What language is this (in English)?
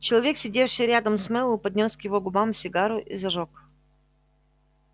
Russian